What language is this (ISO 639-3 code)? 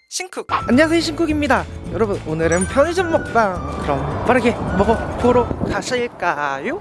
kor